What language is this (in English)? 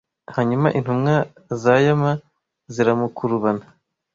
Kinyarwanda